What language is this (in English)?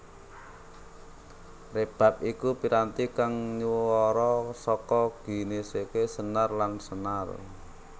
Javanese